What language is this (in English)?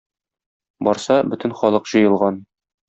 Tatar